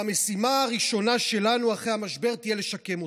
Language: Hebrew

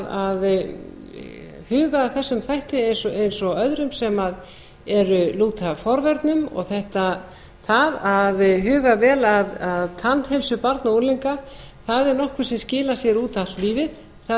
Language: Icelandic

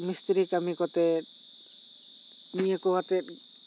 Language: Santali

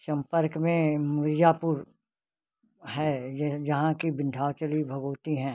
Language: Hindi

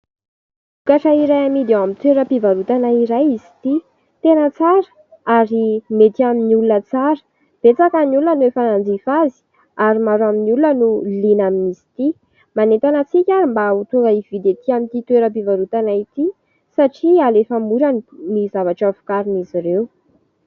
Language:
Malagasy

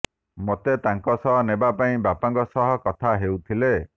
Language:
Odia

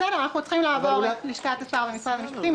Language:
Hebrew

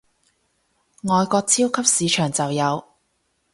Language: Cantonese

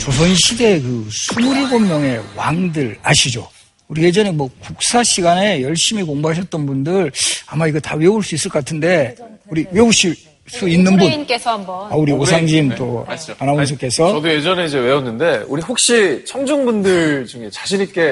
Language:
Korean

